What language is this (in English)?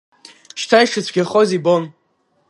Abkhazian